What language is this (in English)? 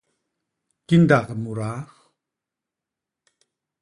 Basaa